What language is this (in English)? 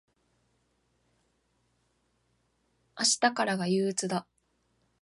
Japanese